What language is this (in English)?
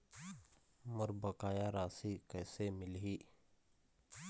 Chhattisgarhi